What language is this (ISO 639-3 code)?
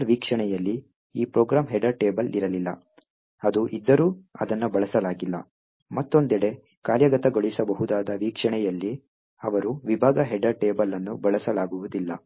kan